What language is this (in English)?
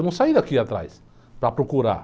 Portuguese